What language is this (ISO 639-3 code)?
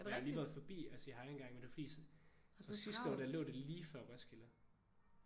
dan